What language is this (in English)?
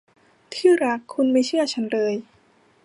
Thai